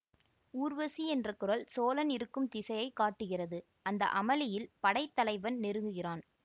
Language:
Tamil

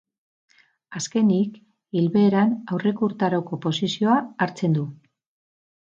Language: Basque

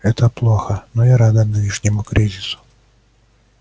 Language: Russian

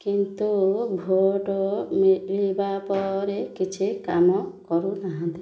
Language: Odia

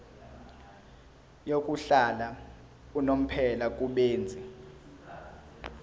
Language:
Zulu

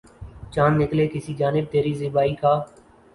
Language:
Urdu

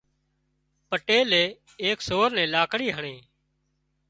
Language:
Wadiyara Koli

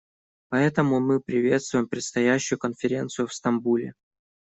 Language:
Russian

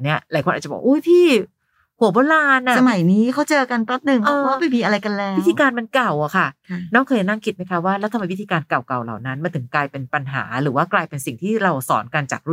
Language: Thai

